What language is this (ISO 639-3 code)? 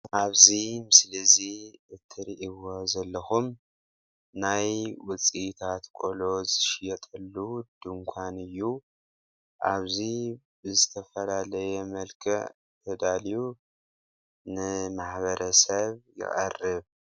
tir